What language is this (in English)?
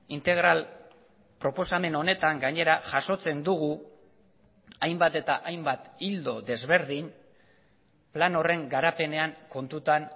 Basque